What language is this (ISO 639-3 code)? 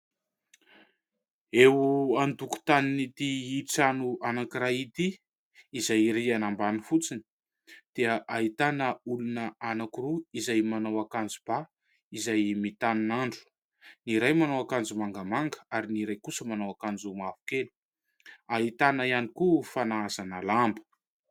mlg